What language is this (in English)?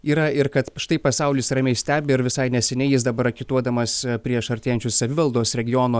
Lithuanian